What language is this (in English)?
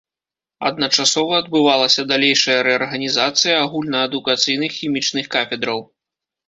Belarusian